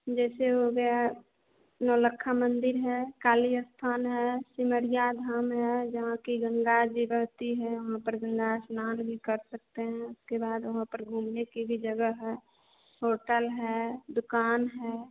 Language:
Hindi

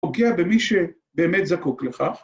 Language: Hebrew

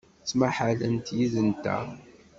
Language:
Kabyle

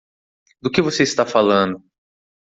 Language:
Portuguese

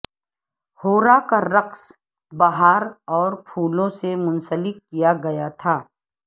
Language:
Urdu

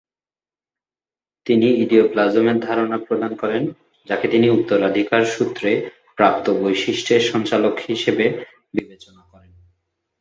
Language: Bangla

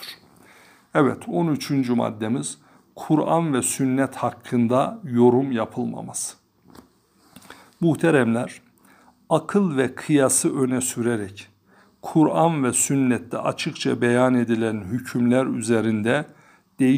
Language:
Turkish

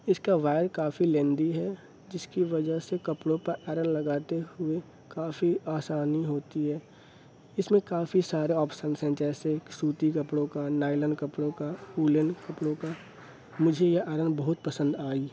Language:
Urdu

